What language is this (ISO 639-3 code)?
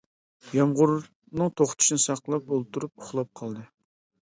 uig